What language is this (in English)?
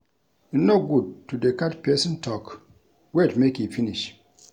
Nigerian Pidgin